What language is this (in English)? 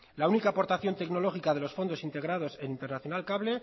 Spanish